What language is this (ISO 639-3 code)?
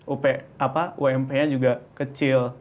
ind